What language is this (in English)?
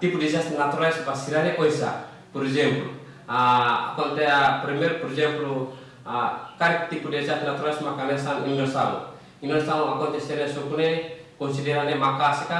Indonesian